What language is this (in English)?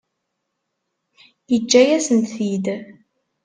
Kabyle